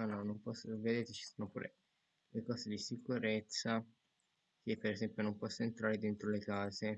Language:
Italian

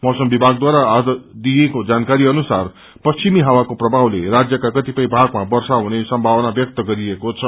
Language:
Nepali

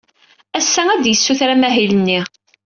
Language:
Kabyle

